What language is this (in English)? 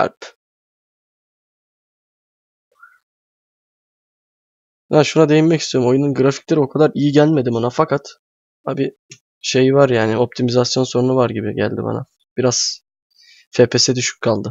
Turkish